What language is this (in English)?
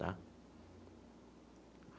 Portuguese